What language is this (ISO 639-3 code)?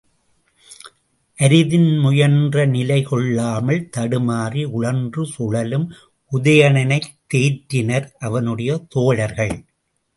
tam